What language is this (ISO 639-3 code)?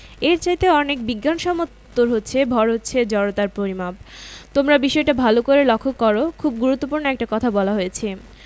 ben